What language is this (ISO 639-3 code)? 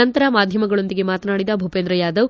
kan